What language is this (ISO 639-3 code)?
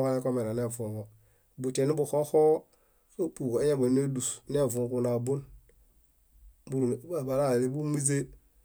bda